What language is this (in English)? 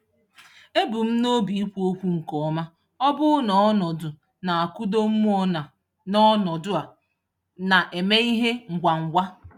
Igbo